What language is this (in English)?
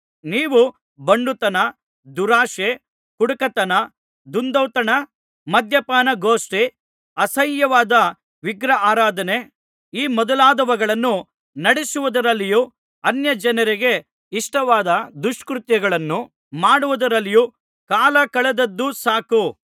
Kannada